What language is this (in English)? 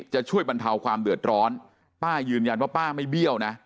Thai